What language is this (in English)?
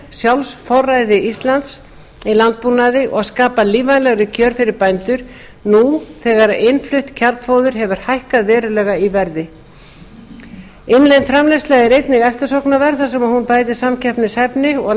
Icelandic